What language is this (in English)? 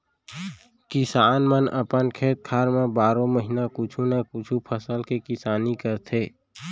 Chhattisgarhi